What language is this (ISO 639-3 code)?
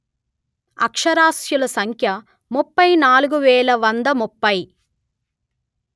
tel